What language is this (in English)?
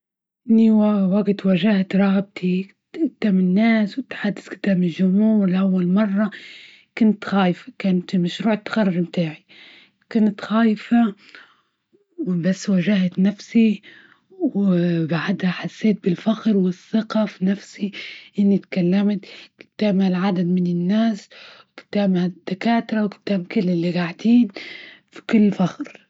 Libyan Arabic